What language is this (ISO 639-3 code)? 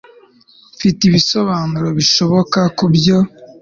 kin